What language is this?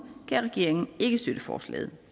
Danish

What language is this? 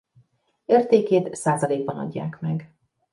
Hungarian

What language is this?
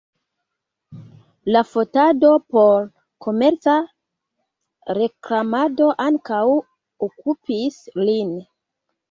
Esperanto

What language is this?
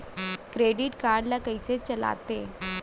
Chhattisgarhi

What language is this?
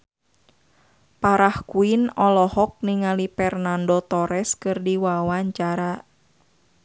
Sundanese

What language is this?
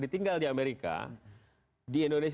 Indonesian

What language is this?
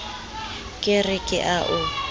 Southern Sotho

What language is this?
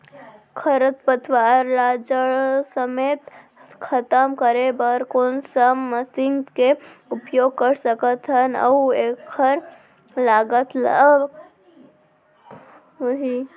Chhattisgarhi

